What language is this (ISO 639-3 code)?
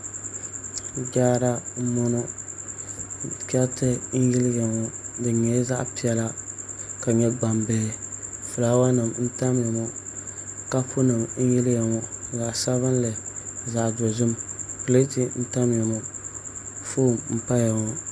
dag